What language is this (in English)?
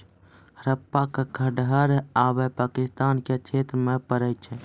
Maithili